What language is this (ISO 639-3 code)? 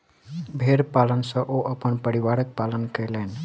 mai